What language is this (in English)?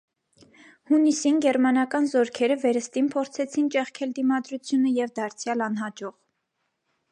Armenian